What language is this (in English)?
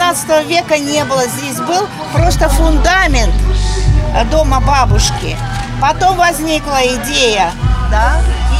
Russian